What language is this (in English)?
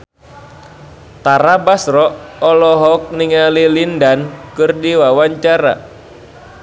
Sundanese